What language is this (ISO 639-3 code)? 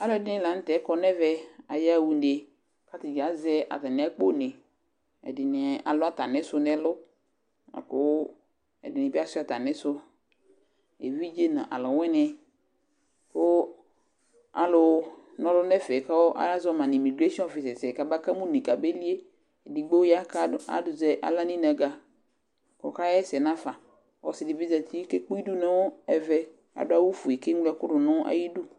kpo